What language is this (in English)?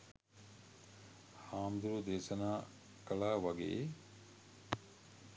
Sinhala